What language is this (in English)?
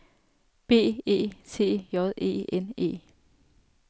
Danish